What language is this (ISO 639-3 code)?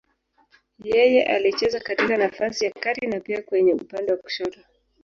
swa